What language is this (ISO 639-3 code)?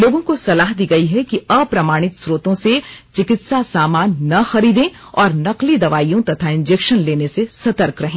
hin